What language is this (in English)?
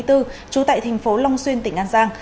Vietnamese